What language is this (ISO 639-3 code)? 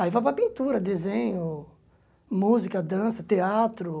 por